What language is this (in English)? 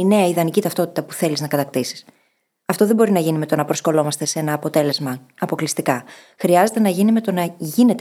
Greek